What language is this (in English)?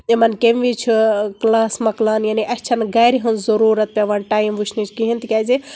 Kashmiri